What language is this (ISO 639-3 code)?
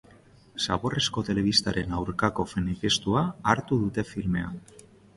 eus